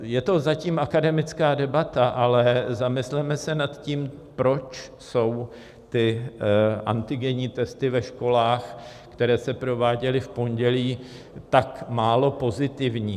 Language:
Czech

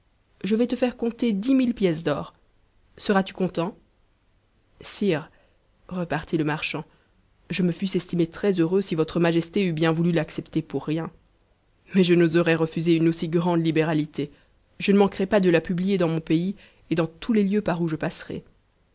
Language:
French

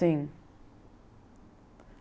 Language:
Portuguese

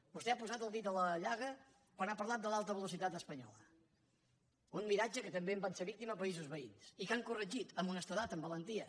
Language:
Catalan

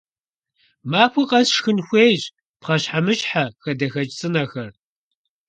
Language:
Kabardian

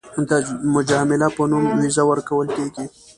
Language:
Pashto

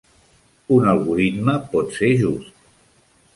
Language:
Catalan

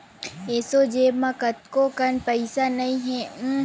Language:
Chhattisgarhi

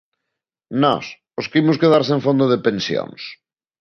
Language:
Galician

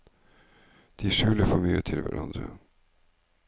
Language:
Norwegian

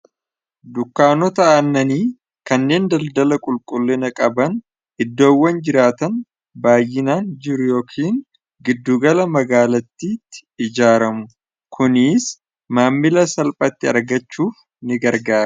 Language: Oromo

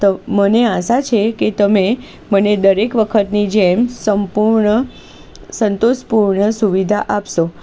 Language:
Gujarati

